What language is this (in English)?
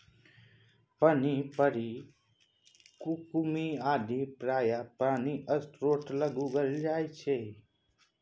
Maithili